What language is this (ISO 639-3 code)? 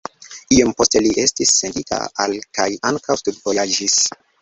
epo